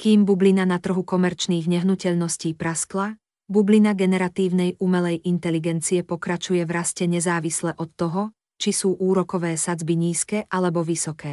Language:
Slovak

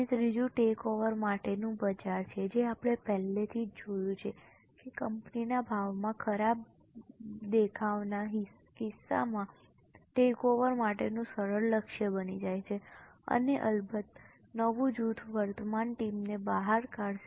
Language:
Gujarati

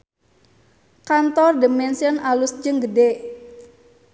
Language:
Sundanese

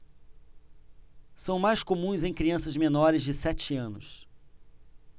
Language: Portuguese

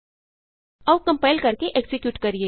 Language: Punjabi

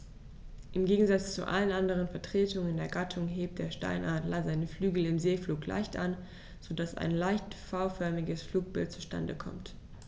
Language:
German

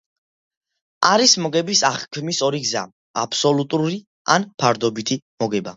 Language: Georgian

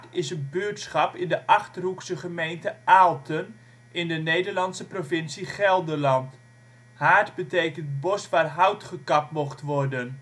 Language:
Dutch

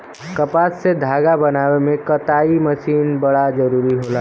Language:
Bhojpuri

